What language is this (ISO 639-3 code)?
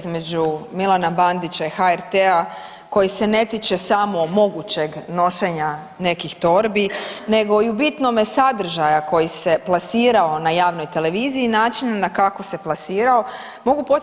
hrv